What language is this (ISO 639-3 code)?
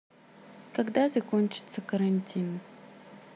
rus